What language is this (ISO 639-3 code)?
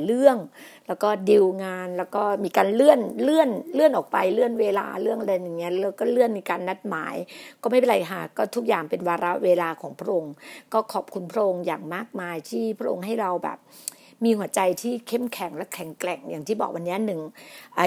tha